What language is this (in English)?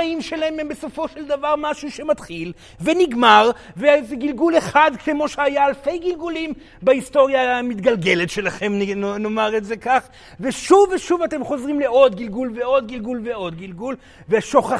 Hebrew